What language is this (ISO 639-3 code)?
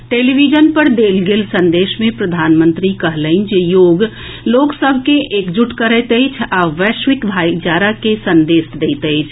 mai